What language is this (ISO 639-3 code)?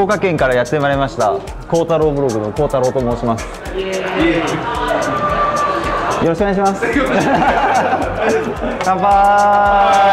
jpn